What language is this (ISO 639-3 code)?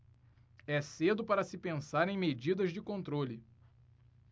por